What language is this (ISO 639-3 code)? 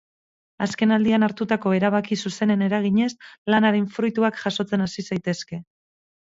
eus